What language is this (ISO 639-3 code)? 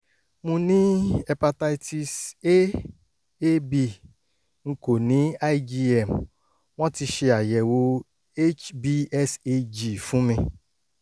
yor